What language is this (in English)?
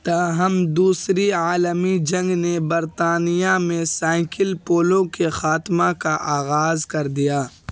Urdu